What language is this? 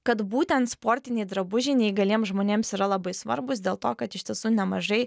Lithuanian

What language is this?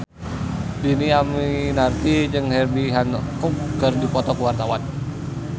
Sundanese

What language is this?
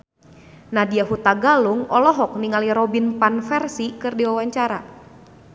Sundanese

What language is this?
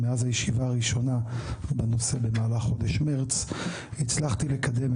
Hebrew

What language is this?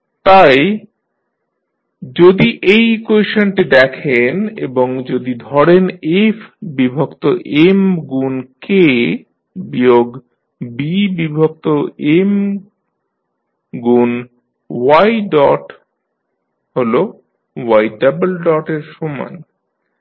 Bangla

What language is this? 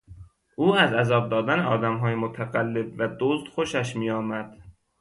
Persian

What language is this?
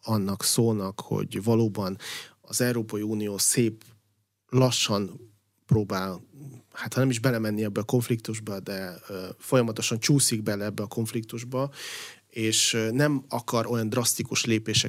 Hungarian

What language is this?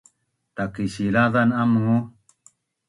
Bunun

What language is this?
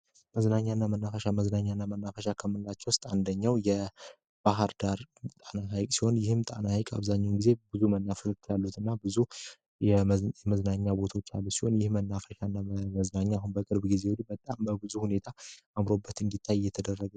Amharic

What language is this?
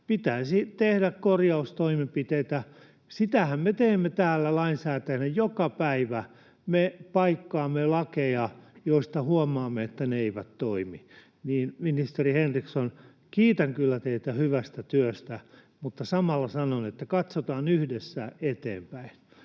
Finnish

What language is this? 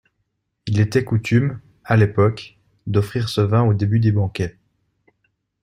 French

